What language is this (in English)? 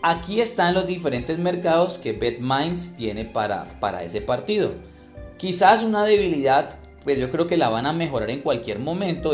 Spanish